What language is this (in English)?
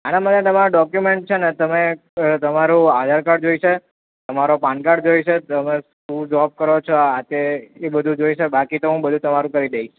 Gujarati